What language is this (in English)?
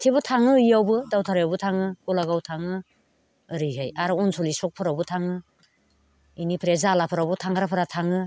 Bodo